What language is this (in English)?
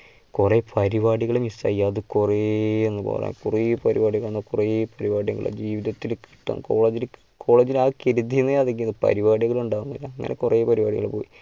Malayalam